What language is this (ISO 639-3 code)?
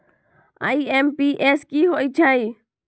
mag